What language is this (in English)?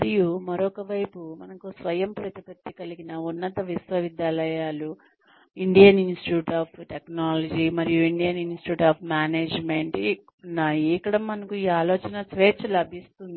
Telugu